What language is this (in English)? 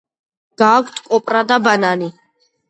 Georgian